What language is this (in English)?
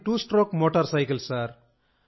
Telugu